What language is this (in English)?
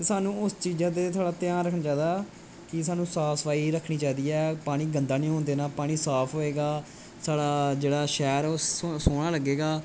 Dogri